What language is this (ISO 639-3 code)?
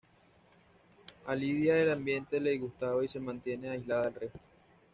spa